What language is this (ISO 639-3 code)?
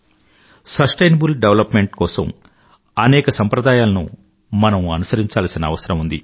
tel